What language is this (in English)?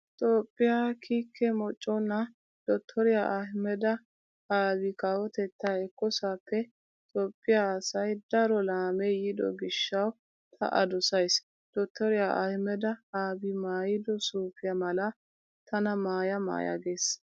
Wolaytta